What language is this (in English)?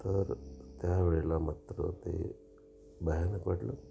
Marathi